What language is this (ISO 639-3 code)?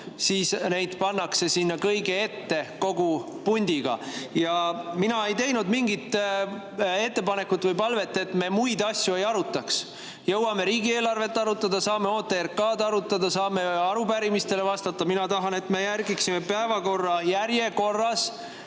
est